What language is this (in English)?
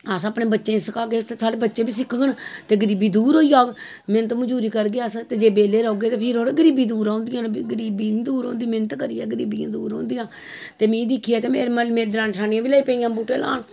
Dogri